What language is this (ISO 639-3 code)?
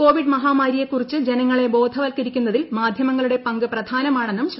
mal